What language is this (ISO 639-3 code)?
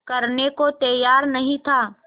hin